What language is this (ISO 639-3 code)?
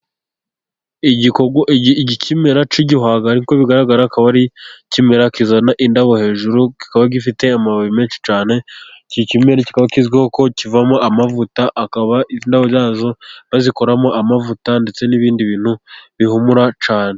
kin